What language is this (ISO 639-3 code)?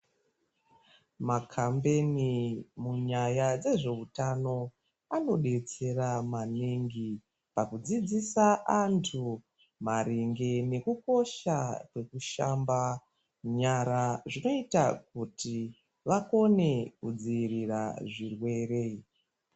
ndc